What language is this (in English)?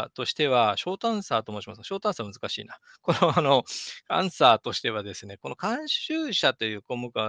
Japanese